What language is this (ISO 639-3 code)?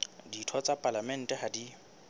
sot